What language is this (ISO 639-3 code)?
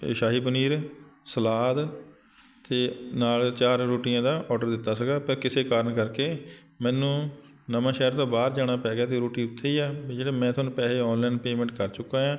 pan